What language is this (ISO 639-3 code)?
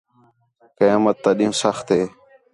xhe